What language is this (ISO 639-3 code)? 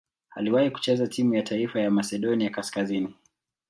swa